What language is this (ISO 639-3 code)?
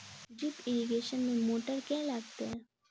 mai